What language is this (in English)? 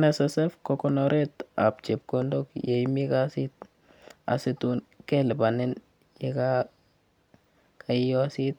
Kalenjin